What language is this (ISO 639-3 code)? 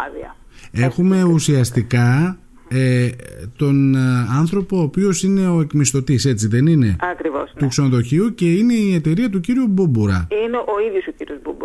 ell